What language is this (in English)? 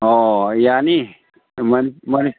Manipuri